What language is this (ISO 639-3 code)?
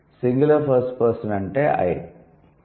tel